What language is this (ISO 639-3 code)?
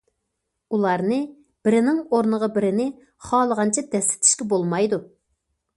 uig